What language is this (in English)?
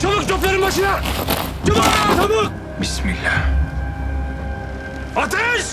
Turkish